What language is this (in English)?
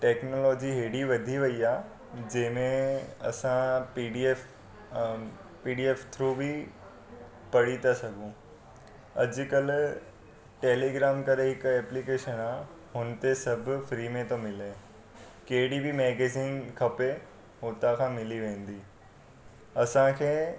Sindhi